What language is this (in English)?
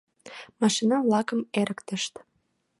Mari